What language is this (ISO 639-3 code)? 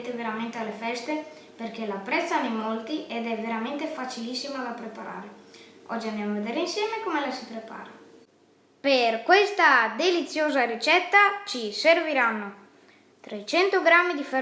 ita